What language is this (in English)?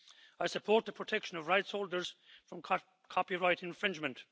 English